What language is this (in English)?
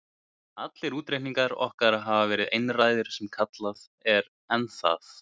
Icelandic